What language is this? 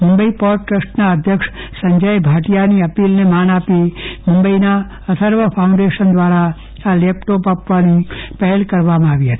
Gujarati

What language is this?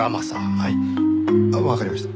Japanese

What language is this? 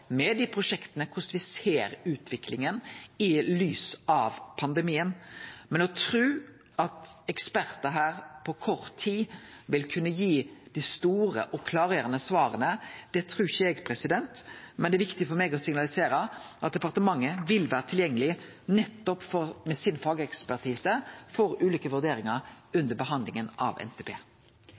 Norwegian Nynorsk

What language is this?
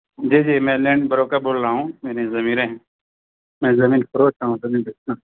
Urdu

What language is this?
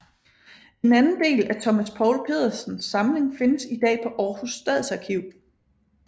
Danish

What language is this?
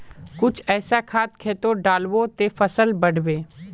Magahi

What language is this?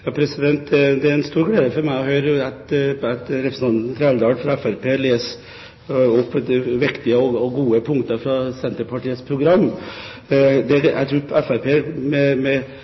Norwegian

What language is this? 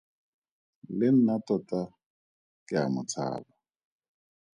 Tswana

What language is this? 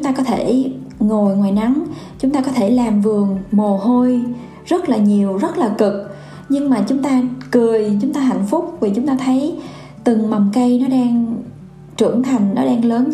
Vietnamese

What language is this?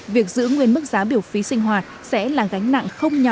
Vietnamese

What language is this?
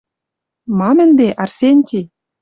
Western Mari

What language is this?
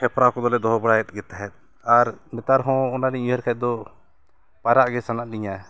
Santali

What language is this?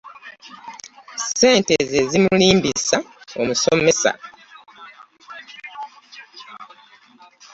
Ganda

